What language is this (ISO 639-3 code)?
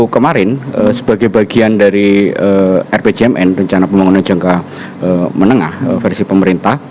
ind